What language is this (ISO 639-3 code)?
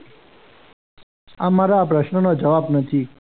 guj